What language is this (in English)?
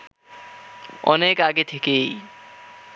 Bangla